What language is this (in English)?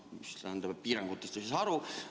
Estonian